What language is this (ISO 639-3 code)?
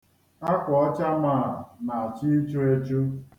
ibo